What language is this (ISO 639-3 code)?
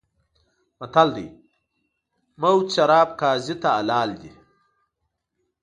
pus